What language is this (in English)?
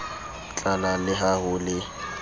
Southern Sotho